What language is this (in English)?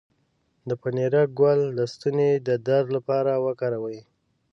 Pashto